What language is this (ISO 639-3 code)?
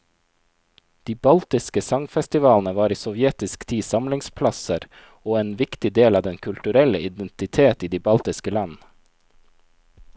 nor